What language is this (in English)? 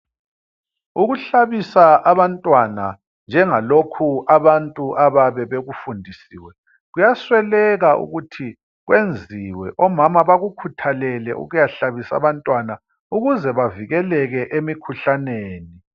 North Ndebele